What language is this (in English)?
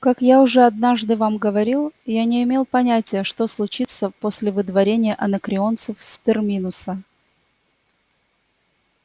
Russian